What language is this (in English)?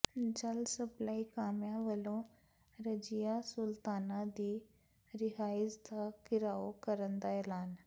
Punjabi